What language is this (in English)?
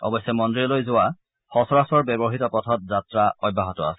Assamese